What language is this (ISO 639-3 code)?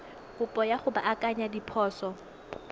tsn